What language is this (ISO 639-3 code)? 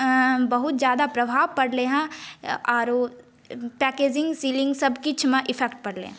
mai